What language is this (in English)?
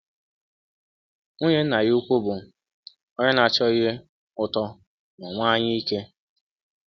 Igbo